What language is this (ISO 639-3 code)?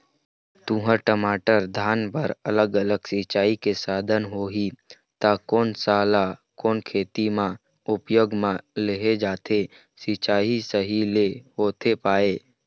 hne